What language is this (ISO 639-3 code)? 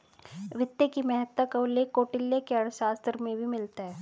hin